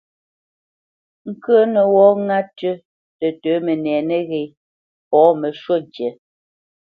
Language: Bamenyam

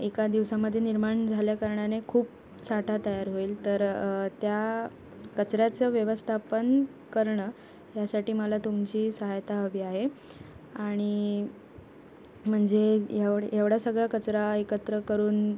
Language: Marathi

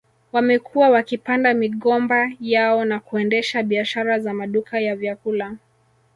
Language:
Swahili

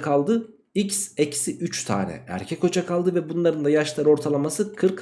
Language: Turkish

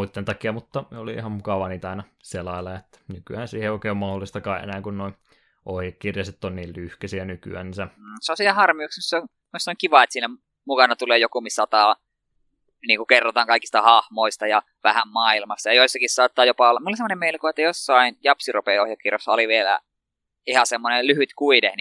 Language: Finnish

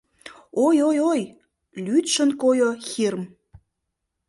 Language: Mari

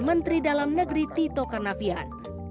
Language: Indonesian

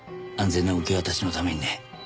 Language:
Japanese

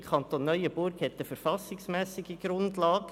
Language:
Swiss German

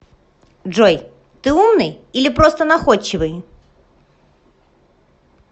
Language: Russian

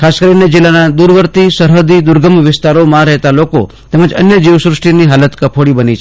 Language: Gujarati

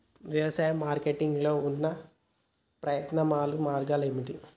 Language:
Telugu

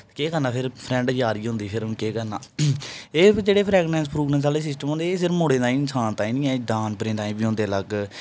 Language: Dogri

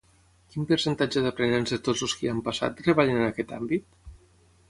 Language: Catalan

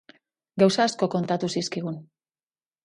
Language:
Basque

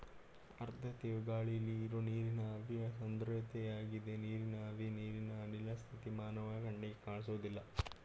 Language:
Kannada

